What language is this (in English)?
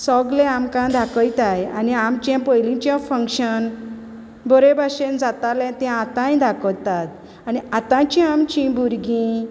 Konkani